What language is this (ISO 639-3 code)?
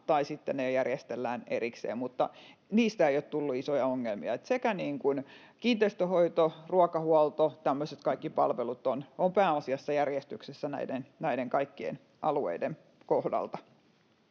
fin